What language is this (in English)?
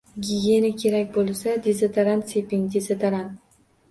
Uzbek